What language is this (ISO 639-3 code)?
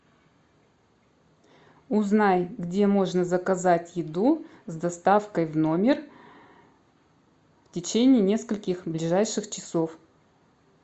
rus